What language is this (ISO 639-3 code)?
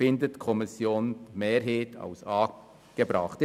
gsw